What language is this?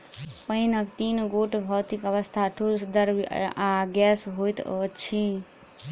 Maithili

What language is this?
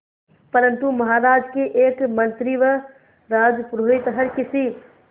Hindi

